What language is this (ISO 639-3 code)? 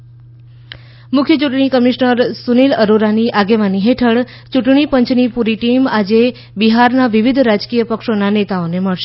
guj